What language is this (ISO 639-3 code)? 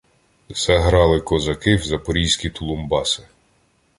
ukr